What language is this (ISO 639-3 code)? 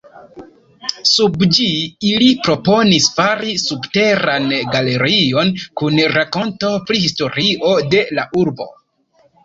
epo